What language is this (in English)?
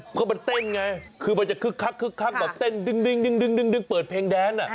Thai